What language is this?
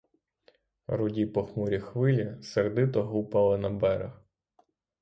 Ukrainian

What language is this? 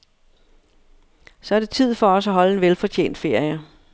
Danish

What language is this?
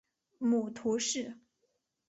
Chinese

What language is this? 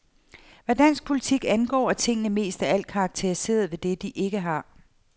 Danish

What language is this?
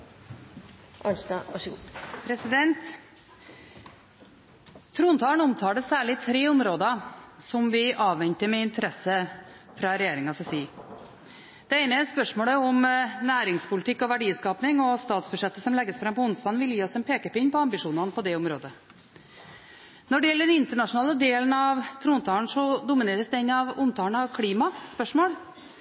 Norwegian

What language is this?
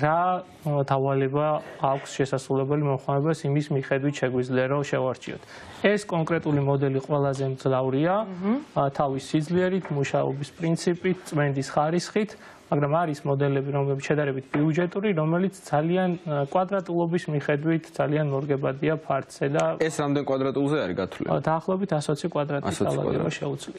Romanian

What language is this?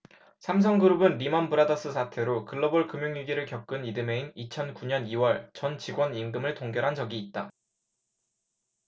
Korean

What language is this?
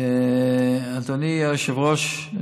Hebrew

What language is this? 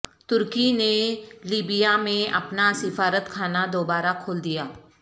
Urdu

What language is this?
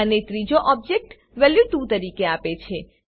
Gujarati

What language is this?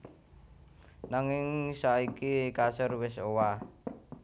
Javanese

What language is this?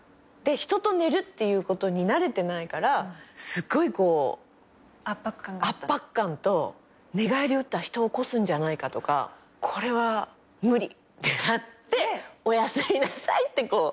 Japanese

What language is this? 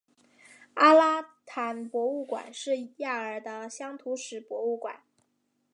Chinese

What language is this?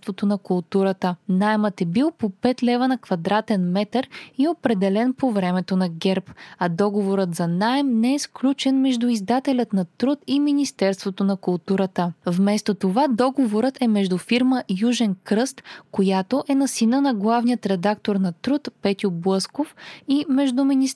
Bulgarian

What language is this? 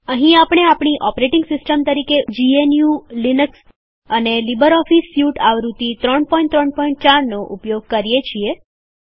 Gujarati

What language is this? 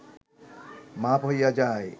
Bangla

